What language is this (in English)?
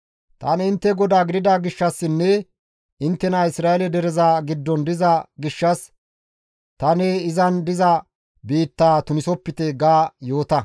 Gamo